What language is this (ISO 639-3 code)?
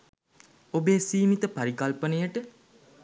sin